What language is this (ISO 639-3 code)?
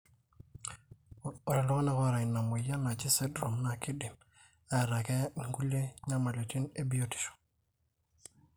mas